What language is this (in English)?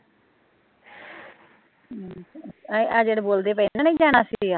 Punjabi